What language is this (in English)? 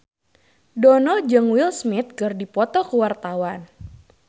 Sundanese